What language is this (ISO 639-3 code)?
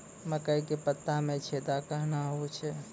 mai